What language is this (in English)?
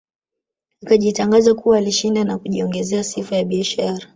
Swahili